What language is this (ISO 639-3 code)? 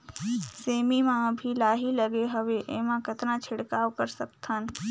hne